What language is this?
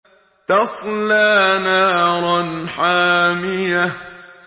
Arabic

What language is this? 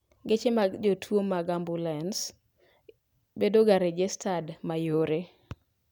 Luo (Kenya and Tanzania)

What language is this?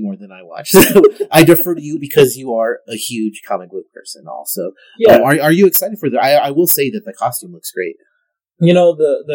English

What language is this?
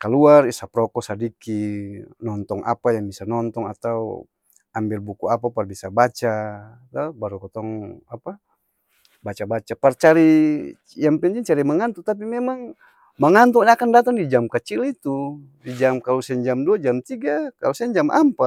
Ambonese Malay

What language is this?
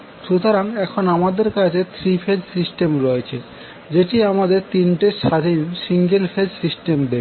Bangla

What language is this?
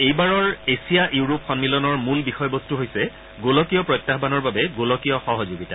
Assamese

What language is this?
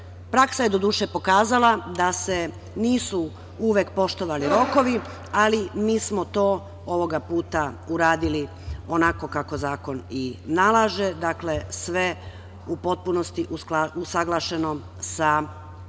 Serbian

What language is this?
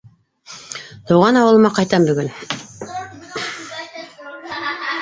Bashkir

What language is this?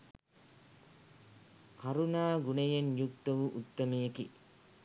Sinhala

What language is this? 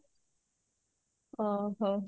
Odia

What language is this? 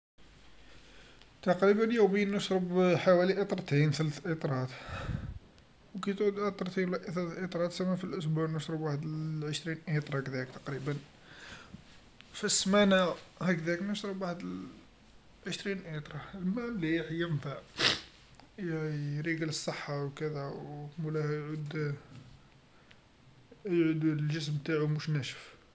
Algerian Arabic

